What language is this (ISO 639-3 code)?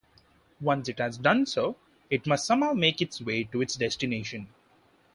eng